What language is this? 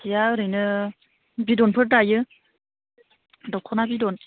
Bodo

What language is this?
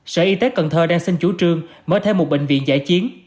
Vietnamese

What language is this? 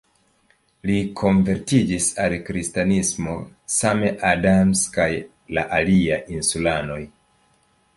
Esperanto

